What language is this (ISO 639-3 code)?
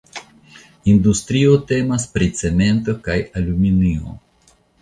epo